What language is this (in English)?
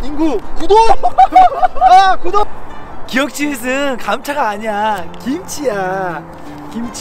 Korean